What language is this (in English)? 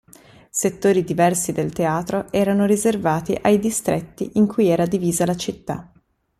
Italian